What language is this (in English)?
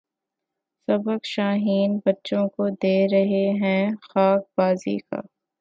Urdu